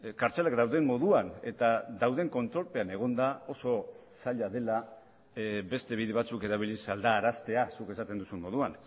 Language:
Basque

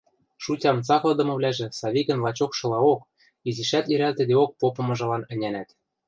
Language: Western Mari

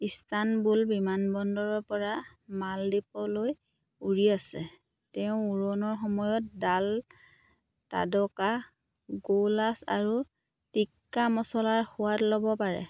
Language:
Assamese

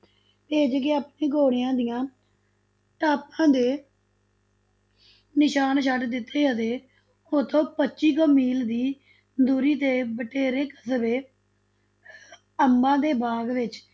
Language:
Punjabi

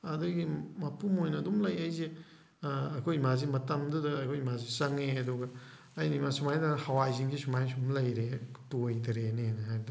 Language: Manipuri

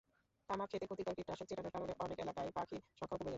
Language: Bangla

